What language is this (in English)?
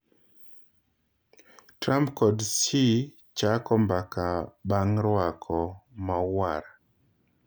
Luo (Kenya and Tanzania)